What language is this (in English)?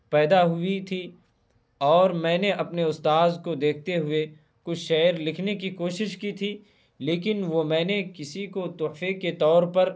Urdu